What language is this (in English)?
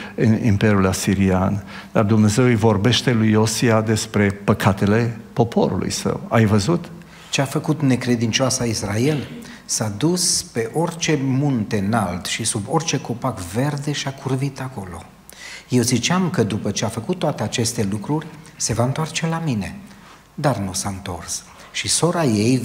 Romanian